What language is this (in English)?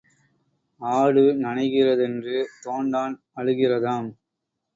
Tamil